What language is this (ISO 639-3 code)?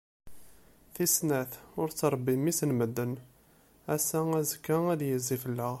kab